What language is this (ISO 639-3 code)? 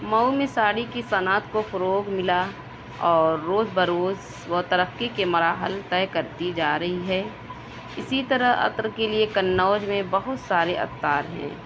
urd